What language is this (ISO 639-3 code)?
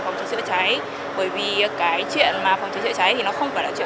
vie